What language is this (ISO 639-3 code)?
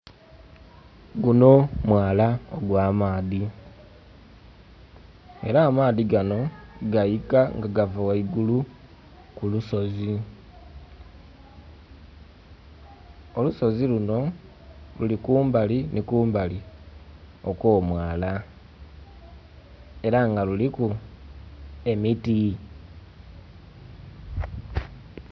xog